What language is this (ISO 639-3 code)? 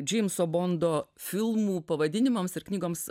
lit